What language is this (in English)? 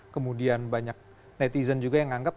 Indonesian